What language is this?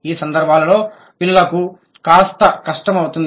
Telugu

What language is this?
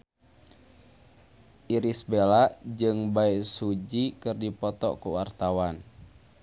Sundanese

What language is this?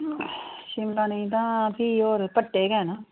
Dogri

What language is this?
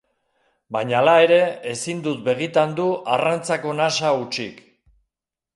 Basque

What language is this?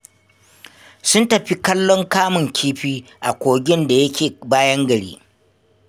Hausa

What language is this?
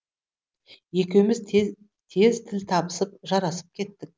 Kazakh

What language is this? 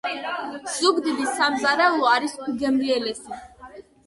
Georgian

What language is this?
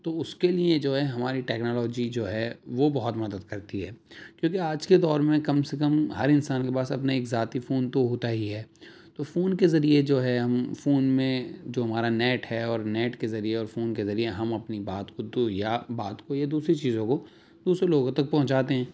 Urdu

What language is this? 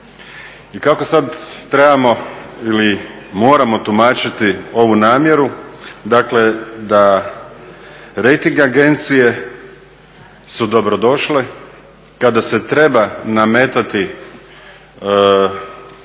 Croatian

